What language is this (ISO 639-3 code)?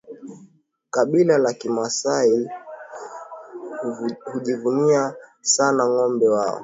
swa